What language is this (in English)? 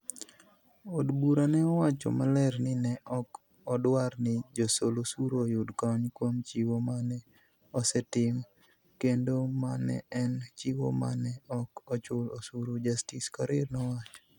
Luo (Kenya and Tanzania)